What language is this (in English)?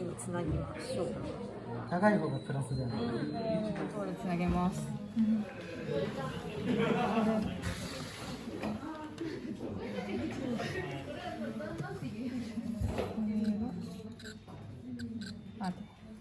Japanese